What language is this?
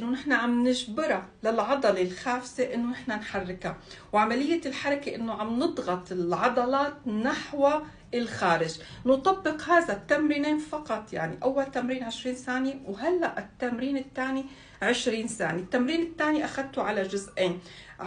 Arabic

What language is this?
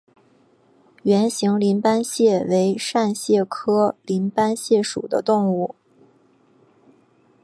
Chinese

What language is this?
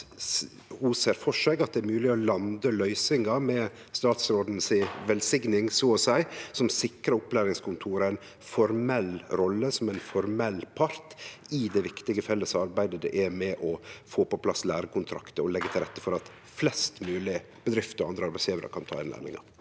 Norwegian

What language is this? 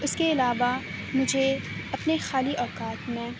Urdu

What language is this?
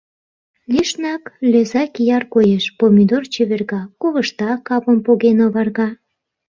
Mari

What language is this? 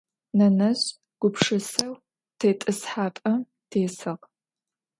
Adyghe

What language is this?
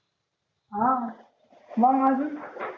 Marathi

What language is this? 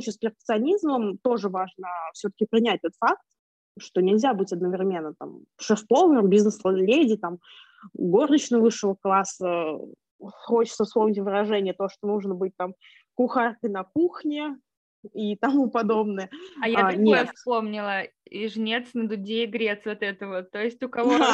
Russian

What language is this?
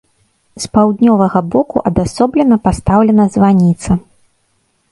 Belarusian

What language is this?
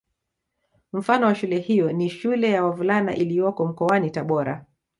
Swahili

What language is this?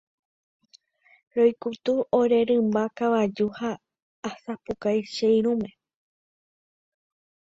Guarani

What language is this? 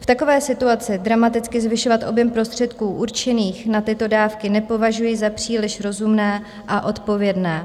Czech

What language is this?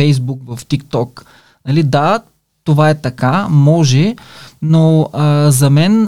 Bulgarian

